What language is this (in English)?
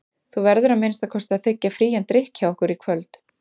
Icelandic